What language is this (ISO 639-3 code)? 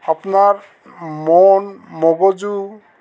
asm